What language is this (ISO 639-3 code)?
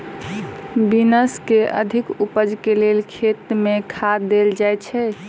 mai